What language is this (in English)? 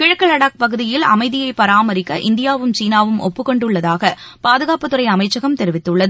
Tamil